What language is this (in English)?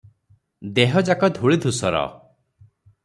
Odia